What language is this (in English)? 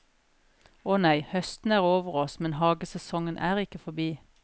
Norwegian